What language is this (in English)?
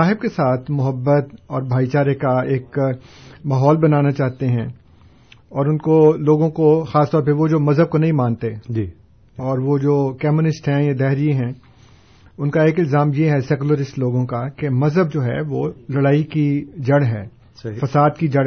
Urdu